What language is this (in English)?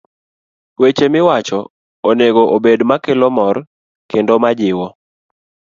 Luo (Kenya and Tanzania)